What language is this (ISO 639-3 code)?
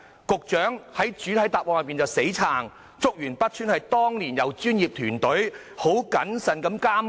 yue